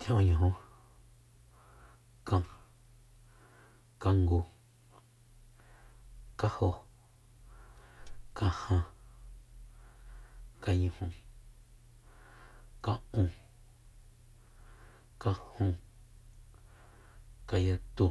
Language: Soyaltepec Mazatec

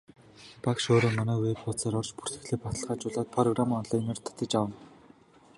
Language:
Mongolian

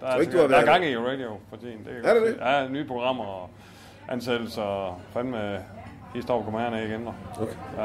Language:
Danish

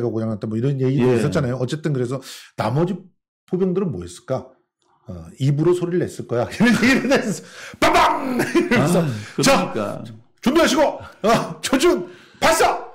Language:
Korean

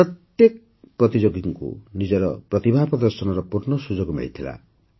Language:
Odia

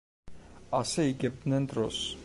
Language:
Georgian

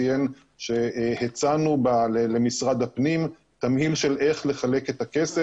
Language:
Hebrew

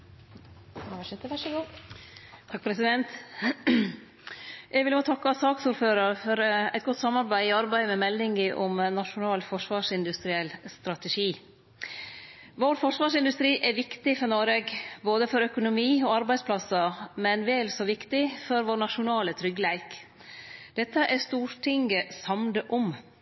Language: Norwegian Nynorsk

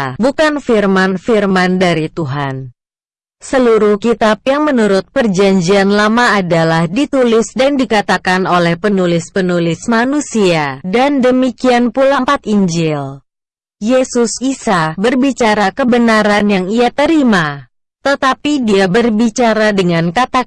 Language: Indonesian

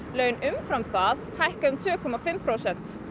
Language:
Icelandic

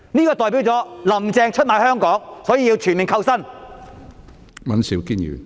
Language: Cantonese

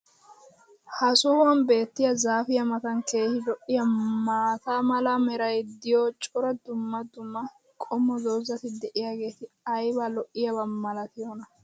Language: Wolaytta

